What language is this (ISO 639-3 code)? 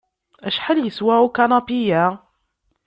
kab